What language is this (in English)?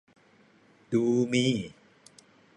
Thai